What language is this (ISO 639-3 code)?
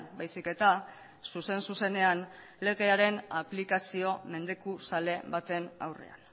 eus